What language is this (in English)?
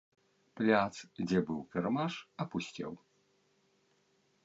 Belarusian